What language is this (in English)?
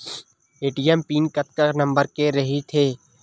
Chhattisgarhi